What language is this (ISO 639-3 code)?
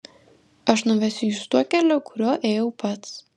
lit